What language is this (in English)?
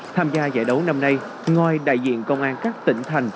Vietnamese